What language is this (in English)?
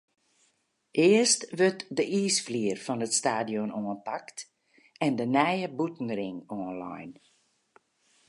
Western Frisian